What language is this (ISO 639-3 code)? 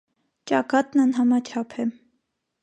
hye